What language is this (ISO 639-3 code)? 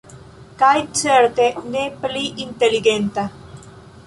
epo